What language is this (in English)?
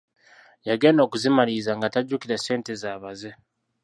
Ganda